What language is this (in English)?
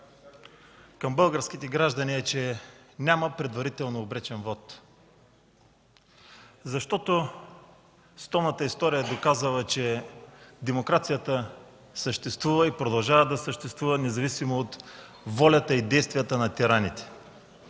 Bulgarian